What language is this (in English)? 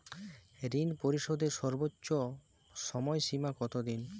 Bangla